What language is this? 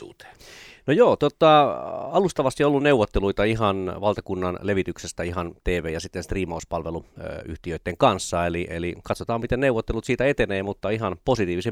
Finnish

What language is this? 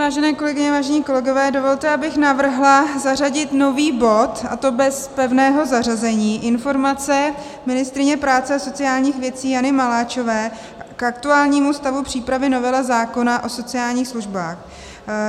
Czech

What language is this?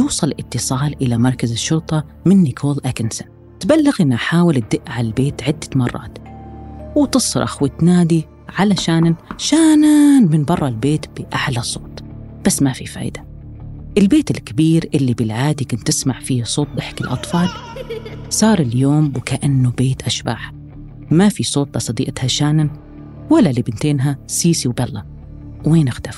Arabic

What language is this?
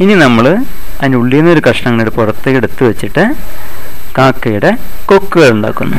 Malayalam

